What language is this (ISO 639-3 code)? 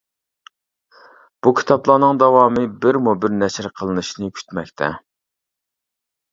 uig